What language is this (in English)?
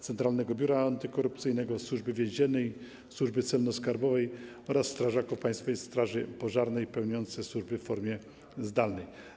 Polish